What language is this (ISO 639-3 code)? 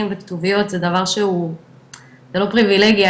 heb